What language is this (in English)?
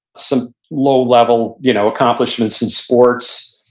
English